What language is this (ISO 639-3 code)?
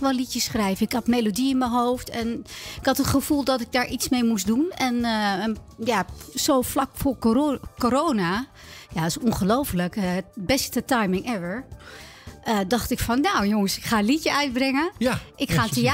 nld